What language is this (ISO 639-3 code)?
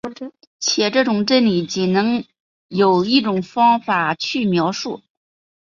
zho